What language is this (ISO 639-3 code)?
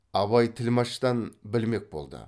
kaz